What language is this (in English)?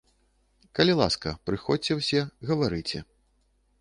Belarusian